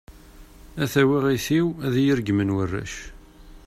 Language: Kabyle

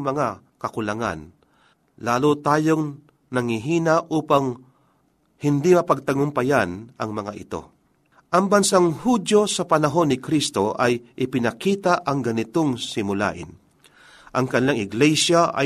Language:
Filipino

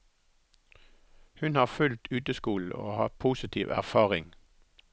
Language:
Norwegian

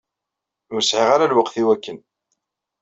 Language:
Kabyle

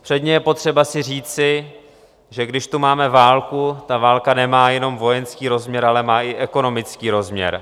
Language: Czech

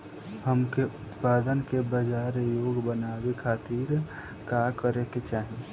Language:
Bhojpuri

